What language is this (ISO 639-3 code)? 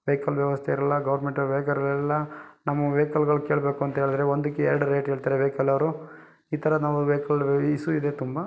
kan